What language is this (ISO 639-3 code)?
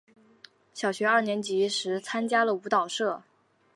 zho